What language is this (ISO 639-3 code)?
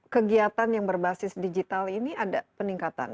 ind